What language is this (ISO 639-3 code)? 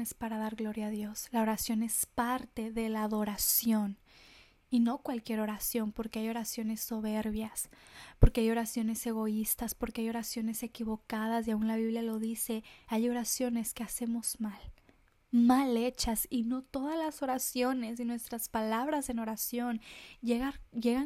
spa